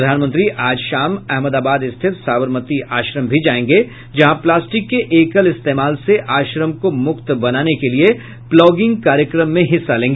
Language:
Hindi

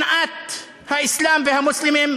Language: Hebrew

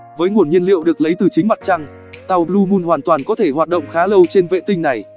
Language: Vietnamese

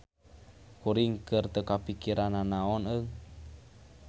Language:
Sundanese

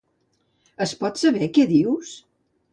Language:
Catalan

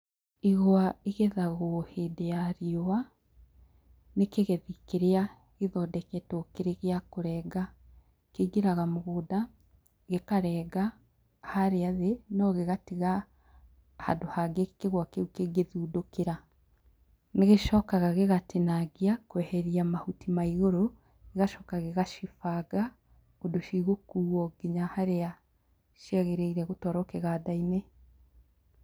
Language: Kikuyu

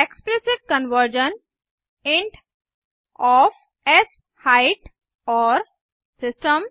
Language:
Hindi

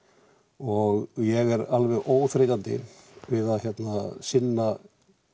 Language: Icelandic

